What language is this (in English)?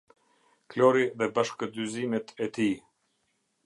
Albanian